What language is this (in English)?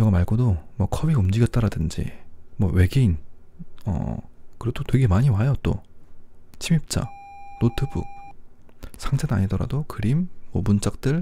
Korean